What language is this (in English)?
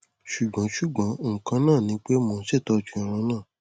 Yoruba